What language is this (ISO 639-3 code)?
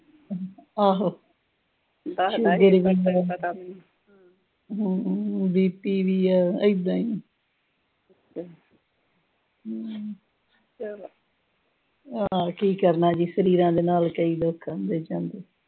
pan